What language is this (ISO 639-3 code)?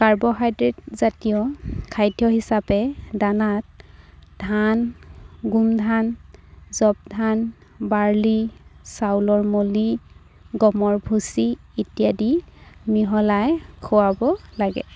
asm